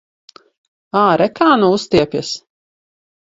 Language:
Latvian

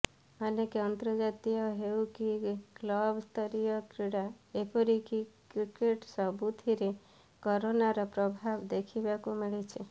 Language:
Odia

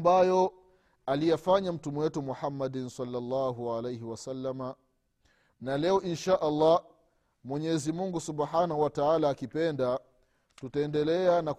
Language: Swahili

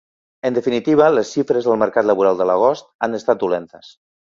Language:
Catalan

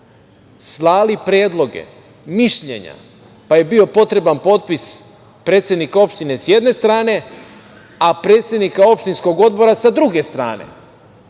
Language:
Serbian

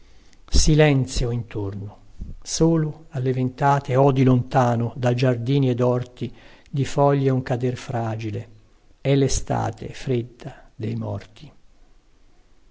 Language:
Italian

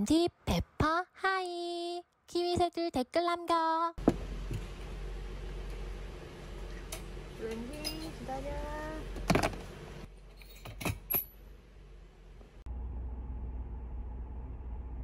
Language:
Korean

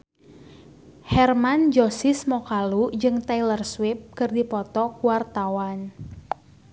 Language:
Sundanese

